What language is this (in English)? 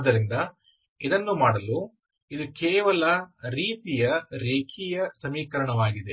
Kannada